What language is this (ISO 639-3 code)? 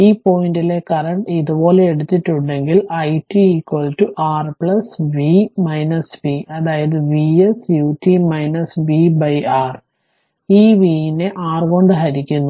mal